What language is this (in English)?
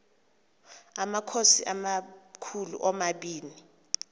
Xhosa